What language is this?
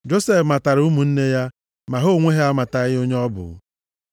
Igbo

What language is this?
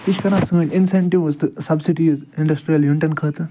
Kashmiri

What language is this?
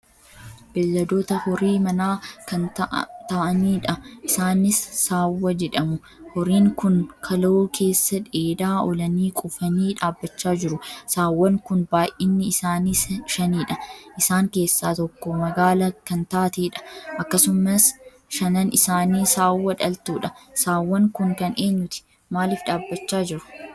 Oromo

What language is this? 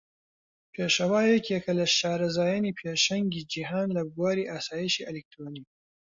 Central Kurdish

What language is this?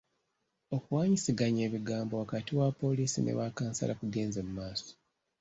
Ganda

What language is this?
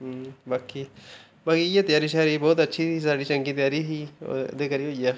Dogri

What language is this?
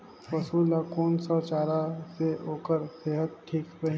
Chhattisgarhi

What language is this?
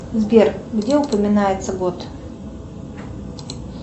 Russian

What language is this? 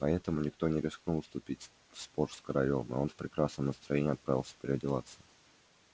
Russian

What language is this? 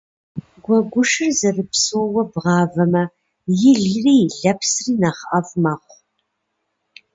Kabardian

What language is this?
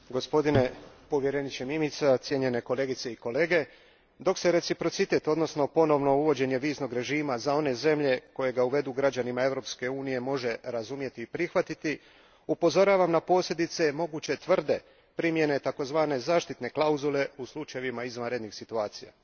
Croatian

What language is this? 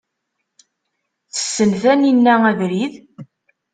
Kabyle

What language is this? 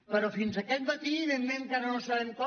Catalan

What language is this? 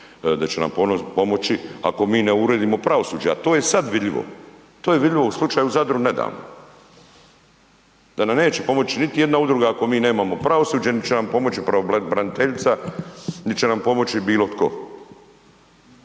Croatian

